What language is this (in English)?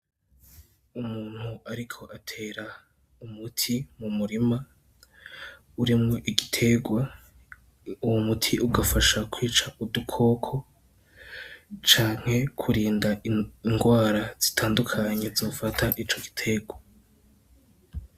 Rundi